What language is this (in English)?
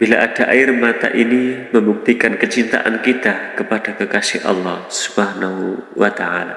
Indonesian